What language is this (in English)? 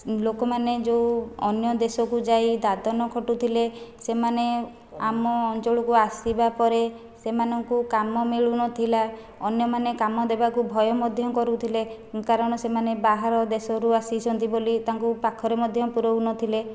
Odia